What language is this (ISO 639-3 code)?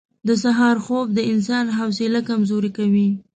pus